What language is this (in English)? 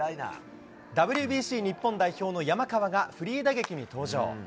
Japanese